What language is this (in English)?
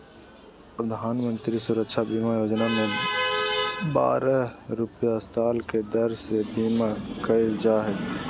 Magahi